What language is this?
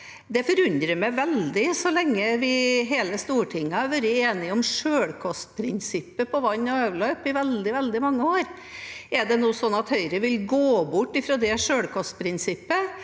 Norwegian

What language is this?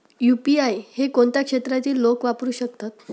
Marathi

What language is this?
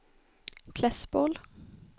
Swedish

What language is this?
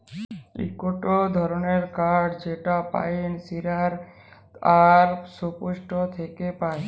Bangla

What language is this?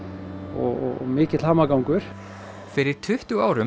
Icelandic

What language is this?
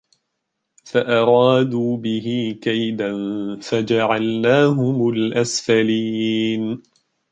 Arabic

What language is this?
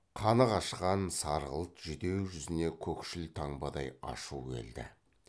Kazakh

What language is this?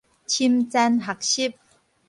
Min Nan Chinese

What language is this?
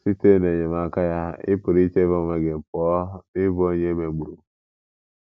Igbo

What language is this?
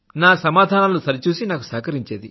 Telugu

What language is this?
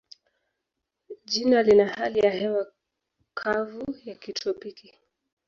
Swahili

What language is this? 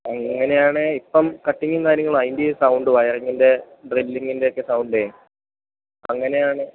Malayalam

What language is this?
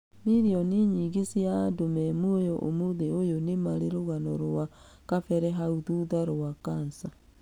Kikuyu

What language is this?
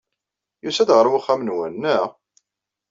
Kabyle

